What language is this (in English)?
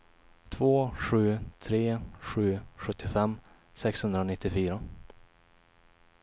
Swedish